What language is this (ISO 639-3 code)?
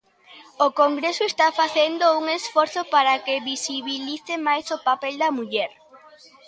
glg